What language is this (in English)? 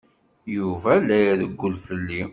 Kabyle